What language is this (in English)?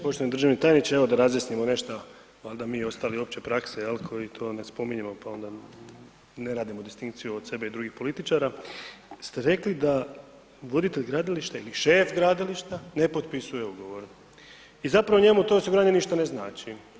Croatian